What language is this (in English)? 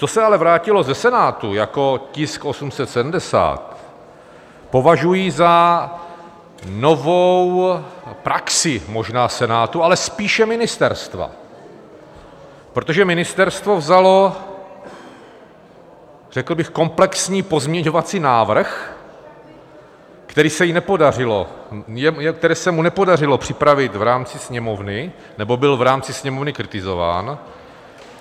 Czech